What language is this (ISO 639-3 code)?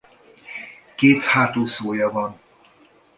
hun